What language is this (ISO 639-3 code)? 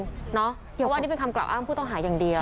tha